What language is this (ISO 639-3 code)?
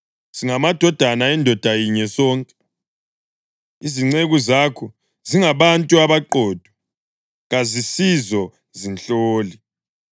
nde